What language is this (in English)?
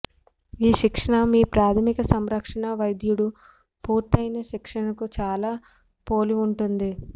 Telugu